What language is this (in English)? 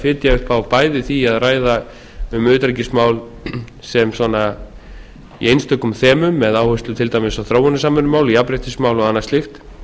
Icelandic